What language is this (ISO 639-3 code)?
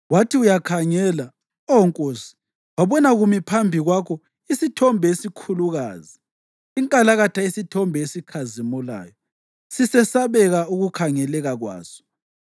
nde